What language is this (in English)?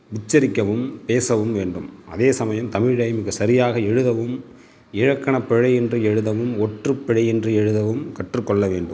Tamil